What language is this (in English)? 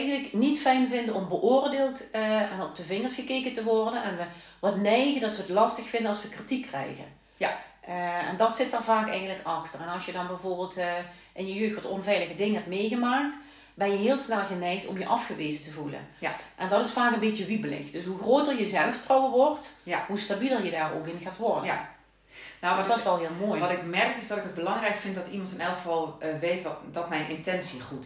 Dutch